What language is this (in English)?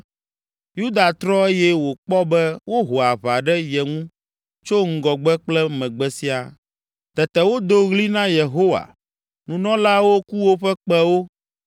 Ewe